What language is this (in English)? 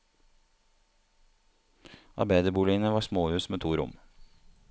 Norwegian